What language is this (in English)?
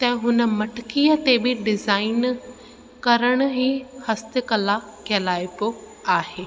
Sindhi